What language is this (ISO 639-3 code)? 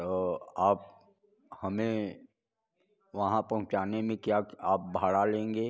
hin